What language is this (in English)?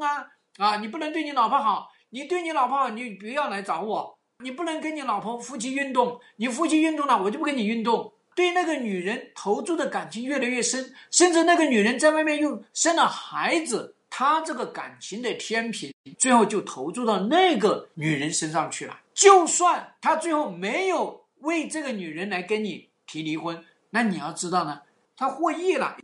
Chinese